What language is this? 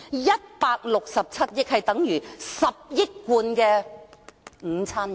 Cantonese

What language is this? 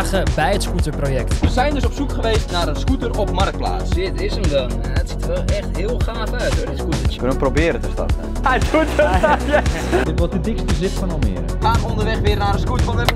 Dutch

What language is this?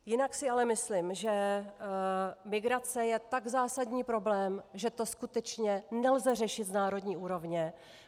Czech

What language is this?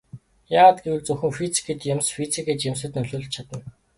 Mongolian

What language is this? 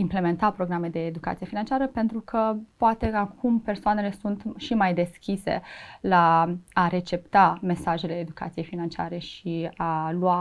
Romanian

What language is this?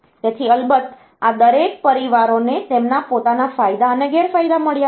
Gujarati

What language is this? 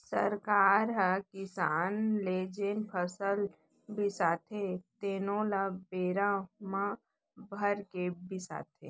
Chhattisgarhi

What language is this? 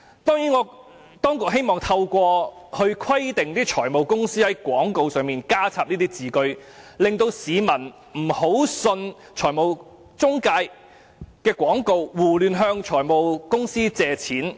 Cantonese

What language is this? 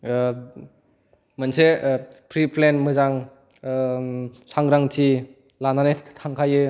Bodo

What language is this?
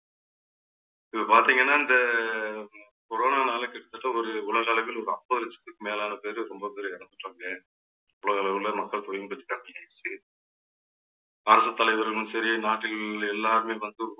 Tamil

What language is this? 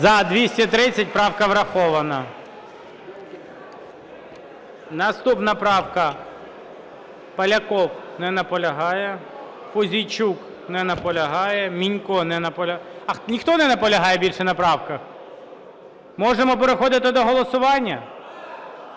Ukrainian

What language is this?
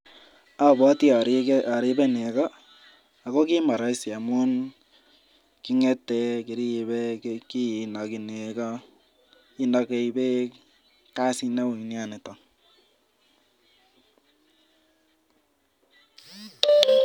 Kalenjin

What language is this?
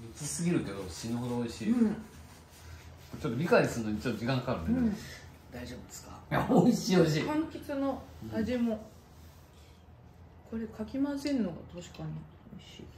Japanese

